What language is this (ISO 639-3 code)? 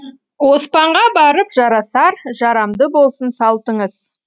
kaz